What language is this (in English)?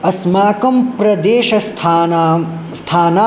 Sanskrit